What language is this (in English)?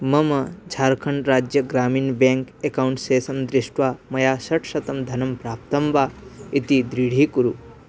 Sanskrit